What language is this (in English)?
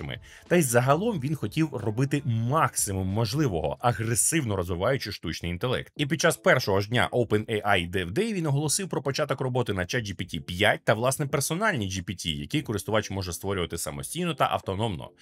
Ukrainian